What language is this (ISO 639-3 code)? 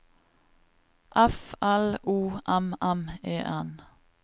nor